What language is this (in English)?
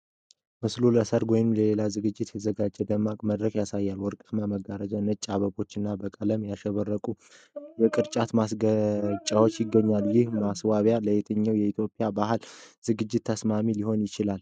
Amharic